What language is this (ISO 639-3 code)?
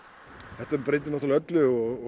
isl